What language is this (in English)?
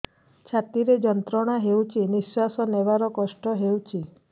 Odia